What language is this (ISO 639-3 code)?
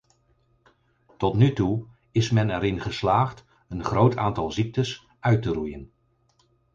nld